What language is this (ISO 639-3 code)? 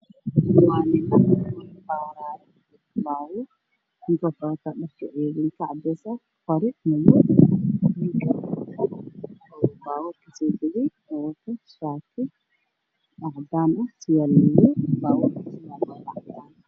som